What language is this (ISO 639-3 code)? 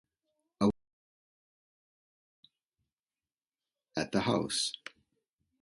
eng